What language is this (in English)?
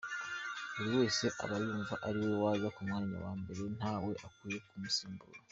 Kinyarwanda